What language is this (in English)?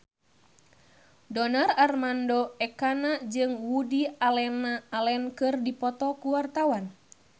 Sundanese